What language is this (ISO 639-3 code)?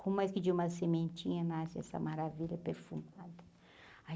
por